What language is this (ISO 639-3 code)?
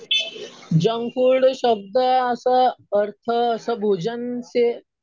mar